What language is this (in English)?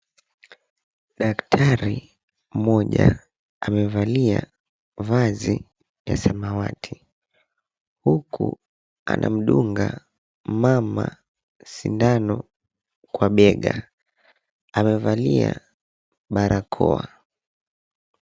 Swahili